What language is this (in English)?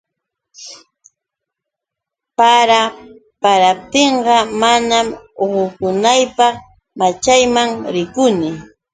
Yauyos Quechua